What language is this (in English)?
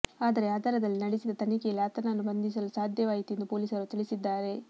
Kannada